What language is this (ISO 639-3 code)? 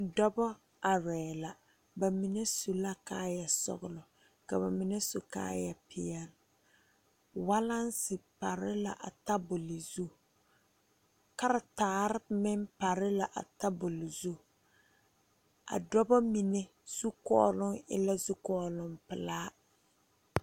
dga